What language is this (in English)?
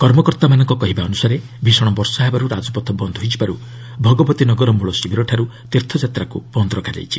Odia